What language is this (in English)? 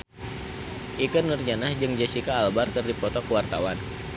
Sundanese